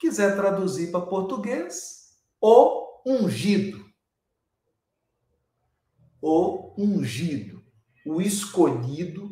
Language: Portuguese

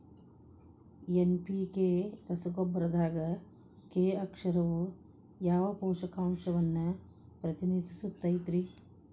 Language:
Kannada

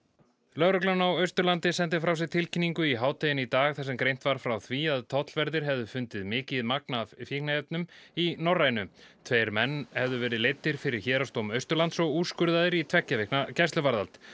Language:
Icelandic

